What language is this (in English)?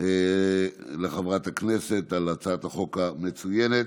Hebrew